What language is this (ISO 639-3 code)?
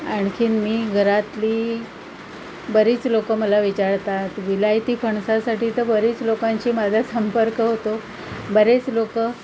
mar